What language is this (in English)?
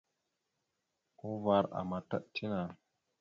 Mada (Cameroon)